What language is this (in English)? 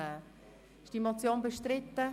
Swiss German